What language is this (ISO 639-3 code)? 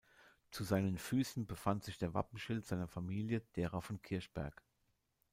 deu